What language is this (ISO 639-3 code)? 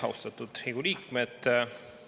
est